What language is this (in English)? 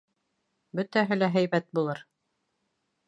Bashkir